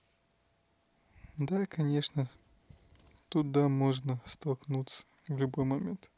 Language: Russian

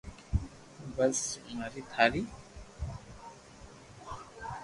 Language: Loarki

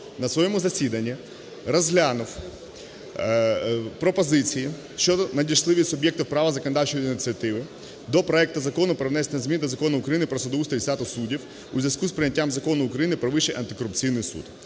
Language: Ukrainian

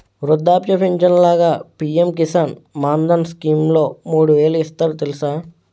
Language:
Telugu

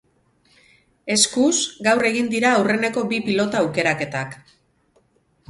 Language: Basque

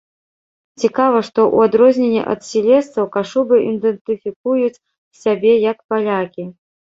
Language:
Belarusian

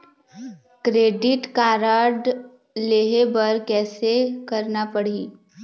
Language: Chhattisgarhi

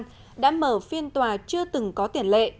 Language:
Vietnamese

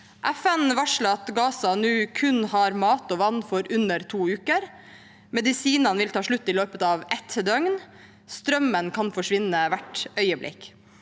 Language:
Norwegian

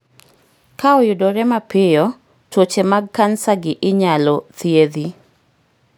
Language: Luo (Kenya and Tanzania)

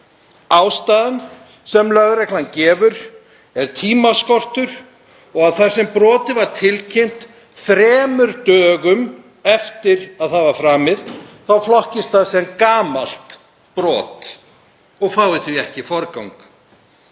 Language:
Icelandic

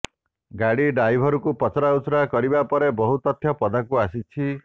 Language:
Odia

